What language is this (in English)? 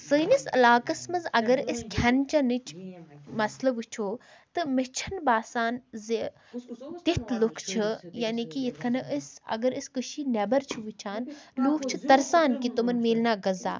Kashmiri